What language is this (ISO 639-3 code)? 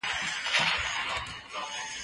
pus